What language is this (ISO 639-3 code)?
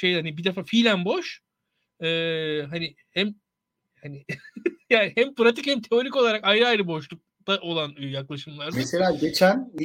tur